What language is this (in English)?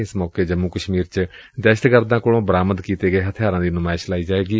Punjabi